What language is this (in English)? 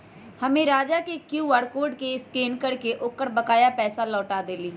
Magahi